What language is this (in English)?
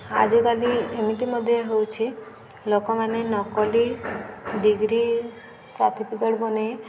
Odia